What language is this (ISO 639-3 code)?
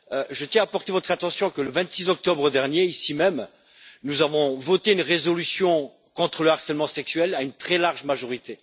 fra